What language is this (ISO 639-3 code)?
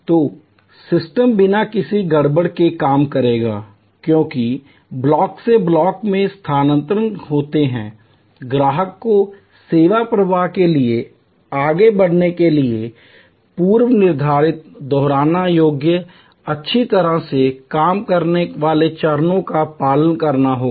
hin